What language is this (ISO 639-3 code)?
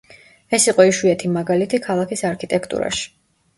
kat